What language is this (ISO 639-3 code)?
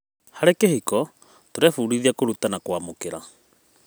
kik